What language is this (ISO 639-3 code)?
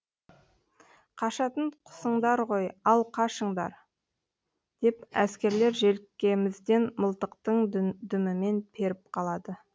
kaz